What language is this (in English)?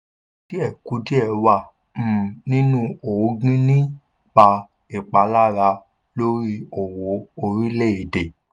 Yoruba